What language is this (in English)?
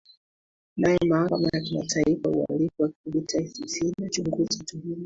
Swahili